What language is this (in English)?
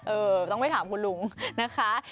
Thai